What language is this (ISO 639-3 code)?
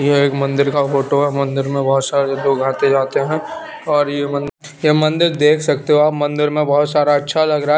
hin